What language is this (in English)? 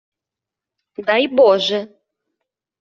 Ukrainian